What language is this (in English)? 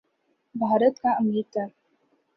Urdu